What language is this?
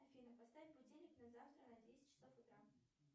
Russian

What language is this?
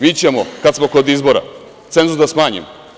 Serbian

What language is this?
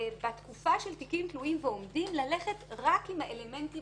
Hebrew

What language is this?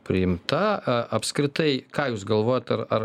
Lithuanian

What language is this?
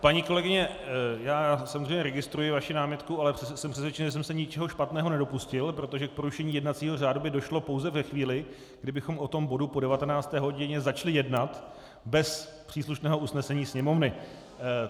Czech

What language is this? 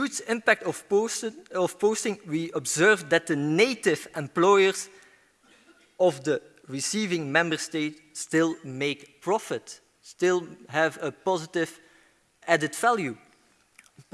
English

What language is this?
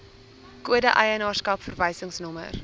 Afrikaans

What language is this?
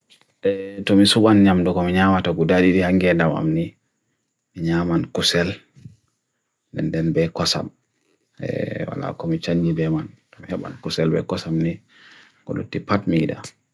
Bagirmi Fulfulde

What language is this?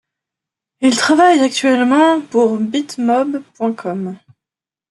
French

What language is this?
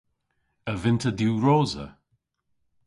Cornish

